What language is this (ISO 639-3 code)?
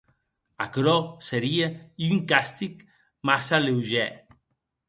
oci